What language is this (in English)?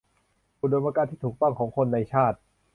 Thai